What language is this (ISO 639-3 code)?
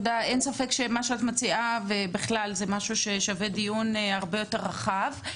heb